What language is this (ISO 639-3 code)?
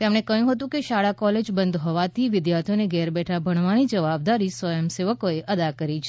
guj